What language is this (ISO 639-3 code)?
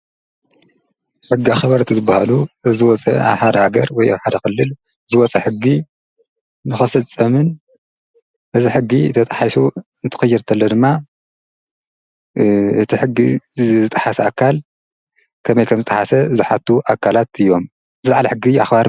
tir